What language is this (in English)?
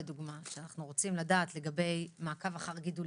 Hebrew